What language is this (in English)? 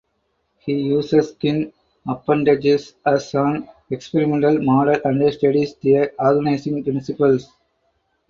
English